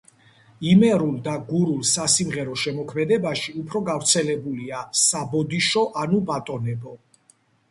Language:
Georgian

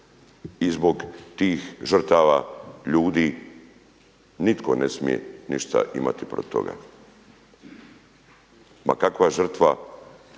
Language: Croatian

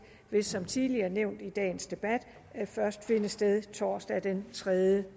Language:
Danish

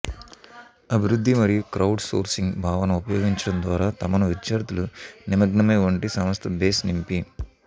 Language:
Telugu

